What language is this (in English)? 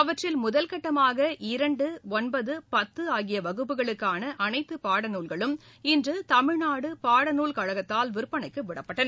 Tamil